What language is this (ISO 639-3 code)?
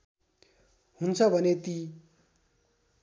nep